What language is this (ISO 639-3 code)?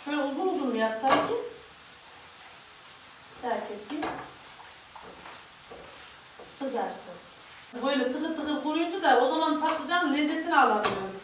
tur